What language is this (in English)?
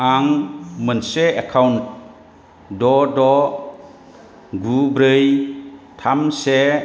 Bodo